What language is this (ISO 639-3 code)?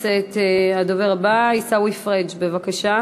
heb